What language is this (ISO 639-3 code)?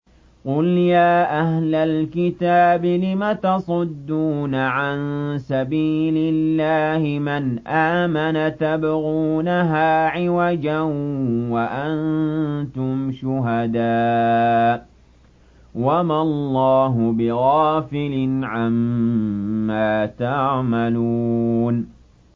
ara